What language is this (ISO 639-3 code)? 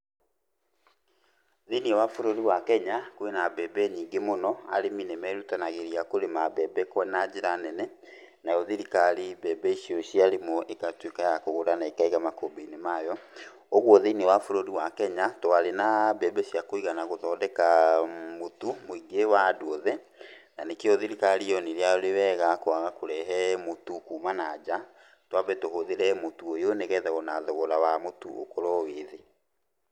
kik